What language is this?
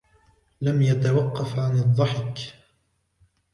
Arabic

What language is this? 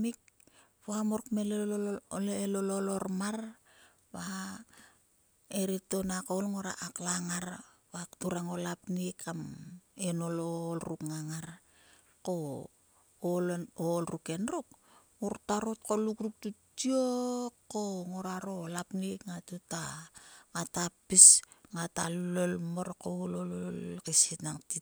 Sulka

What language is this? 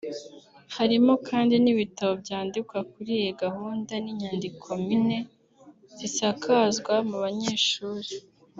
Kinyarwanda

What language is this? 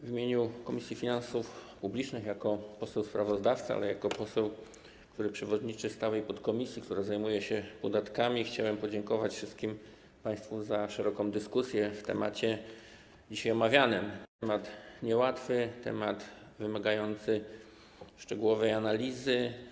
Polish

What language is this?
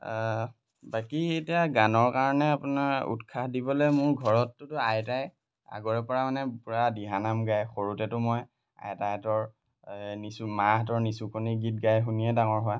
Assamese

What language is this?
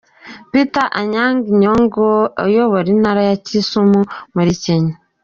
Kinyarwanda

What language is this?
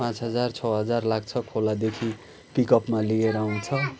Nepali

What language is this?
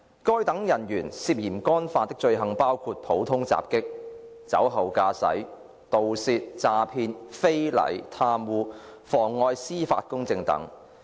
Cantonese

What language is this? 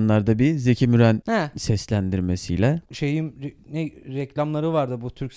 Turkish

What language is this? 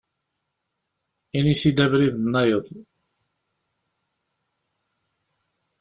Kabyle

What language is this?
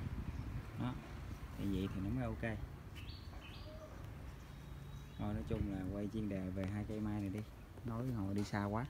Vietnamese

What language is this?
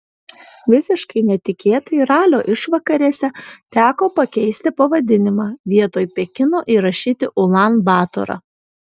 Lithuanian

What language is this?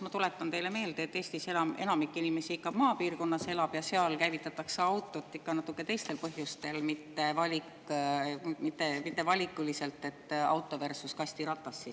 Estonian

